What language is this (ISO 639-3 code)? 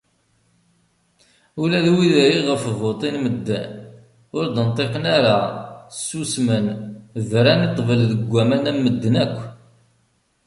kab